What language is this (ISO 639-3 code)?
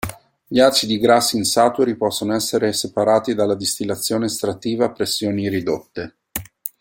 ita